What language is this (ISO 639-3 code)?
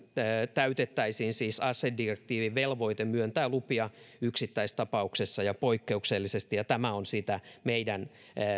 fin